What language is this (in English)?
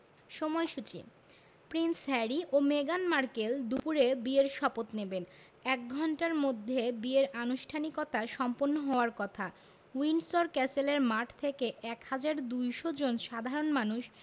Bangla